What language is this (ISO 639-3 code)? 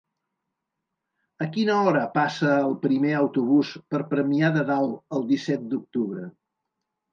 cat